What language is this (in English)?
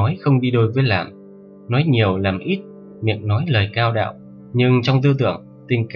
Vietnamese